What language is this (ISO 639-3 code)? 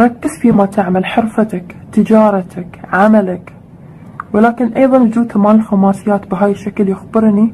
ara